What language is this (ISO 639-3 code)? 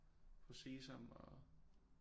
dan